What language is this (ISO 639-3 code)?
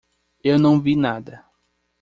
por